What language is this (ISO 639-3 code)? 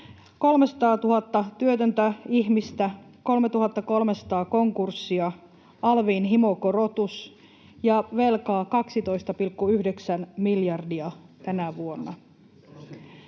fin